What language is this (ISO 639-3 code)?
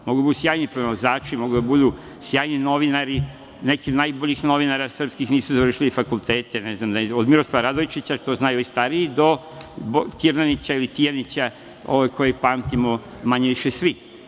srp